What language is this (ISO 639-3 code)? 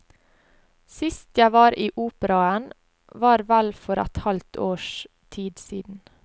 nor